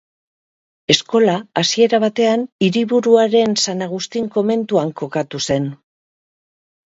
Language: Basque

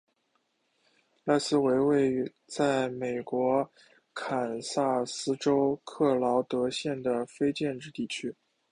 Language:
Chinese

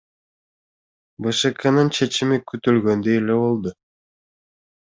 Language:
Kyrgyz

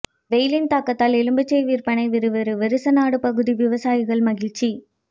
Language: Tamil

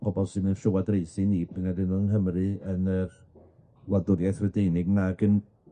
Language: Welsh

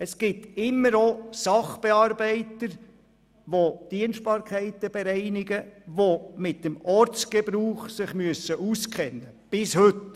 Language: Swiss German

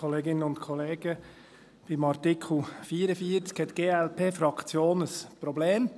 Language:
Swiss German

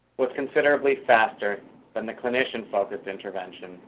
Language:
English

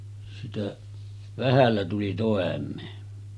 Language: Finnish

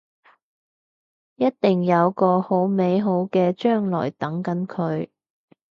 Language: Cantonese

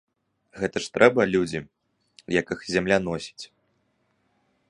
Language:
Belarusian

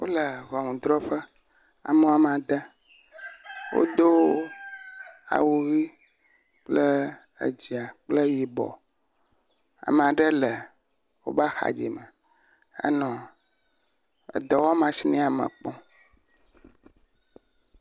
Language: Ewe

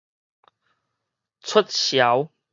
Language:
Min Nan Chinese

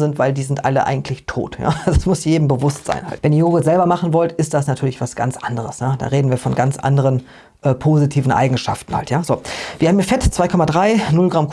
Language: German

